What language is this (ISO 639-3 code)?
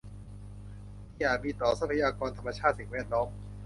tha